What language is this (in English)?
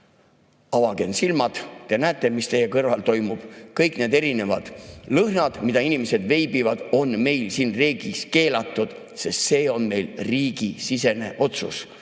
Estonian